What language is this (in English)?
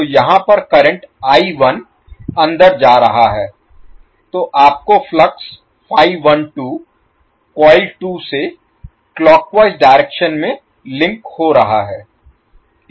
Hindi